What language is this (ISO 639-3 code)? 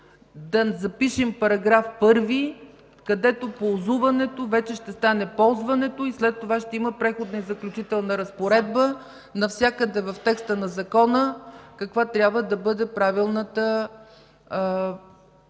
bul